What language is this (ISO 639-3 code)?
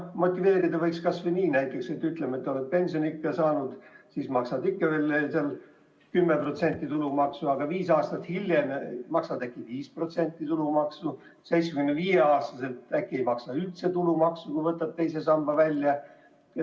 est